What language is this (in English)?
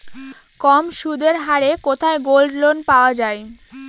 Bangla